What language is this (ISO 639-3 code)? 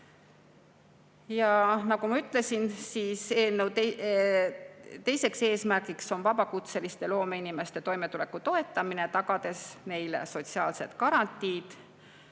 est